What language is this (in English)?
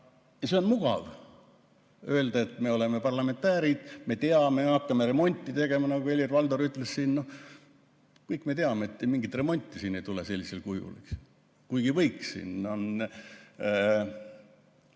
Estonian